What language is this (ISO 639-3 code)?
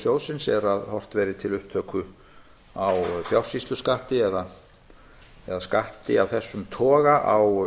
isl